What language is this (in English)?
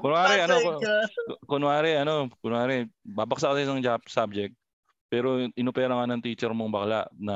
Filipino